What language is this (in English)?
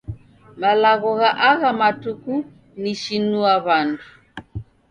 Taita